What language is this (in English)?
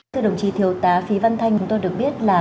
Vietnamese